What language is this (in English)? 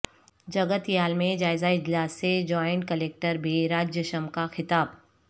Urdu